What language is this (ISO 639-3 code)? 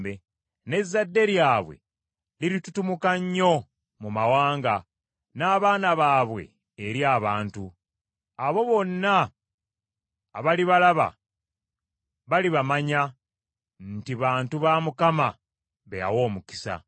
lug